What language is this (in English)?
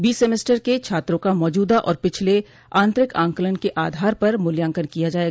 Hindi